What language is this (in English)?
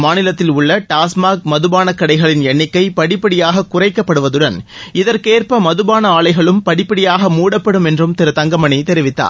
Tamil